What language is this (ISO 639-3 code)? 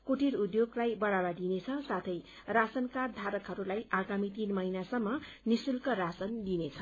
nep